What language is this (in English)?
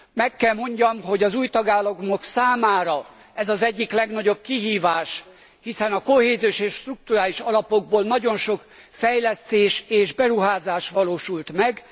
Hungarian